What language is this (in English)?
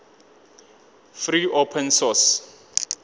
Northern Sotho